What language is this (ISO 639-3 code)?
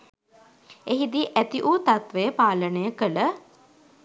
sin